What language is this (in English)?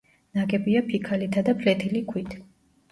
Georgian